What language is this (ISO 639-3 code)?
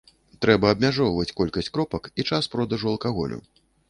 bel